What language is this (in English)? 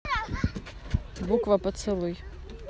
Russian